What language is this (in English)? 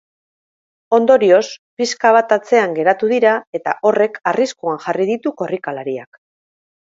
Basque